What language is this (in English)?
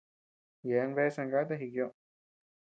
Tepeuxila Cuicatec